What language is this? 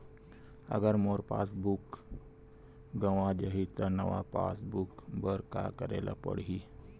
Chhattisgarhi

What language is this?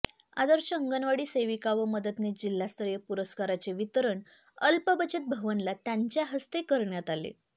Marathi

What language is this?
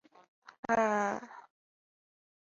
Chinese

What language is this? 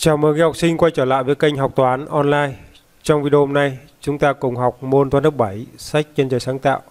Vietnamese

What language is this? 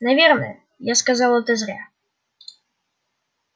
Russian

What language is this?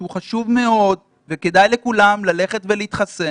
Hebrew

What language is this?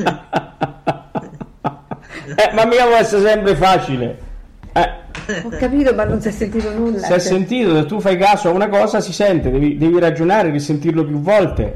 Italian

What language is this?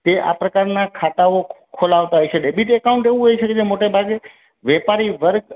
Gujarati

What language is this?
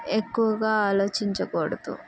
Telugu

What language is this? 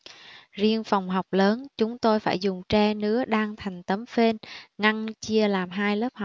Vietnamese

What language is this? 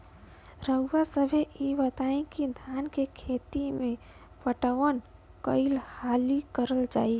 Bhojpuri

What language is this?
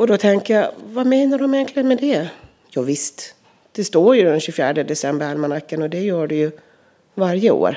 Swedish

